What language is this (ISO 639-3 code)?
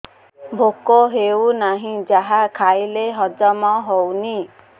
ori